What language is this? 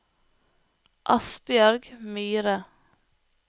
Norwegian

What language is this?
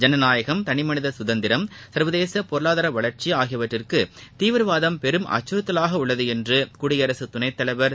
Tamil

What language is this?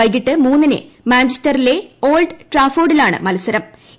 Malayalam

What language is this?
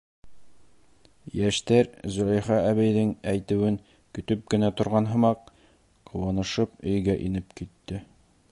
Bashkir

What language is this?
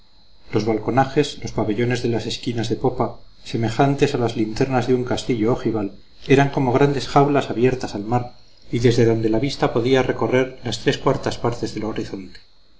Spanish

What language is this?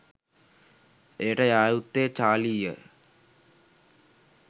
Sinhala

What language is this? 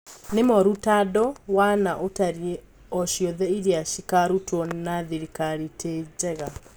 Kikuyu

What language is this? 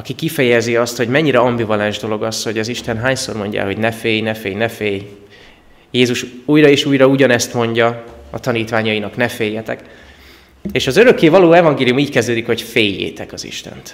Hungarian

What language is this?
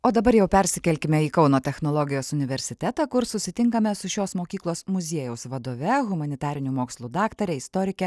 Lithuanian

